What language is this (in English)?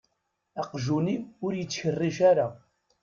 Kabyle